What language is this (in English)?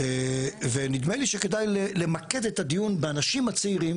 Hebrew